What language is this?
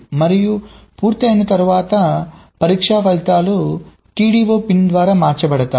Telugu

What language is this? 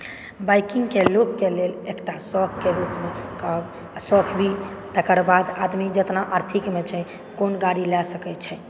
Maithili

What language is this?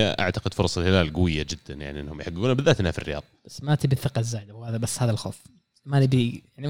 Arabic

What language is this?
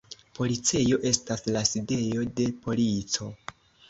Esperanto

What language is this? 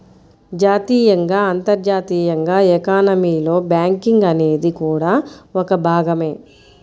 Telugu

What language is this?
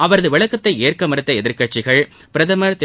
Tamil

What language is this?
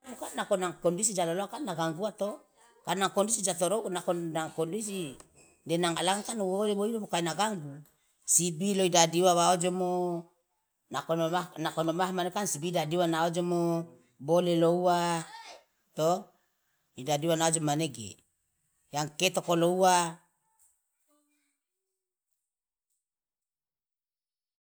Loloda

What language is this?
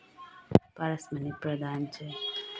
Nepali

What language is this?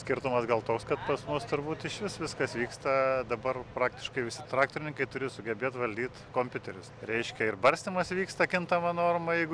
Lithuanian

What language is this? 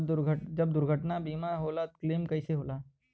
Bhojpuri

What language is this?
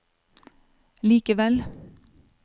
Norwegian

